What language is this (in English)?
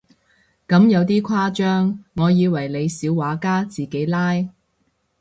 Cantonese